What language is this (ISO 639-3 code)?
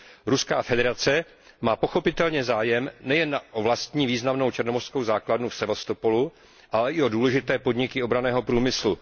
ces